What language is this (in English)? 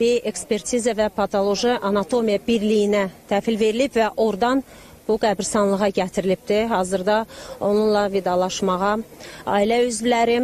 Turkish